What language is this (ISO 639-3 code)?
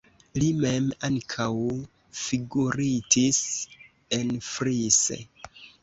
epo